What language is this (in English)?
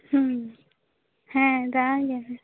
Santali